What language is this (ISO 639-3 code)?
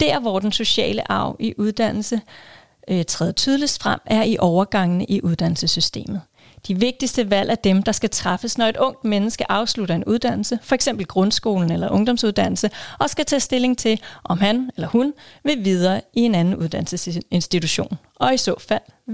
dan